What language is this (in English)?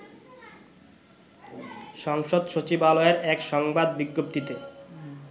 Bangla